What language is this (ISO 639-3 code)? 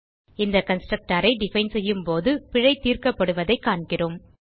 tam